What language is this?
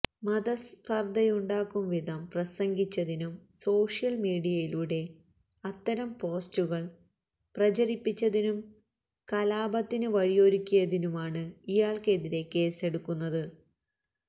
Malayalam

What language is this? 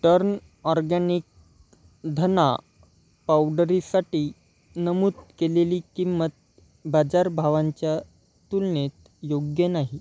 Marathi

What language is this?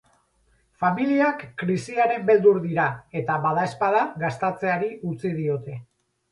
Basque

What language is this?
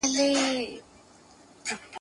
Pashto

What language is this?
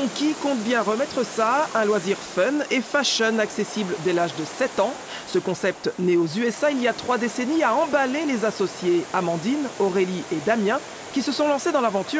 French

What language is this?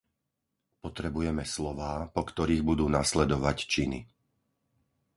Slovak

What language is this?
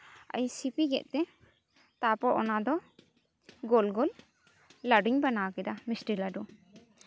Santali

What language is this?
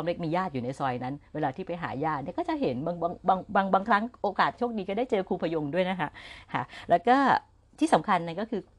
Thai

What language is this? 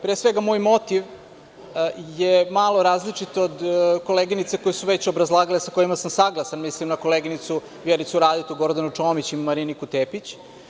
Serbian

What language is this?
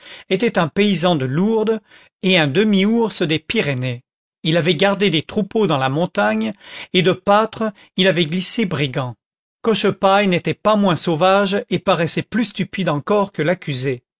French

